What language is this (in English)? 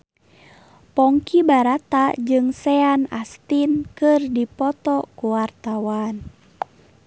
Sundanese